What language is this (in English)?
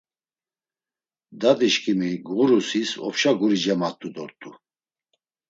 Laz